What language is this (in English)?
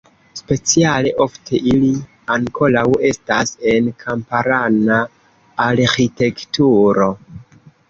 Esperanto